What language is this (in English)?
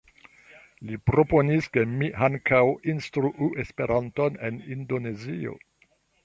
Esperanto